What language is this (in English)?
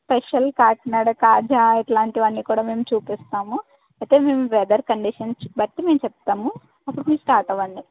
Telugu